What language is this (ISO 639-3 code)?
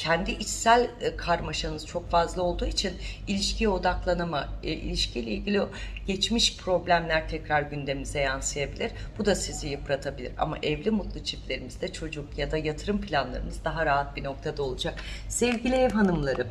tur